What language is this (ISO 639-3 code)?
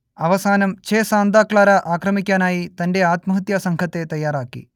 mal